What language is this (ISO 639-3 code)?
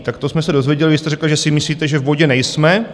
ces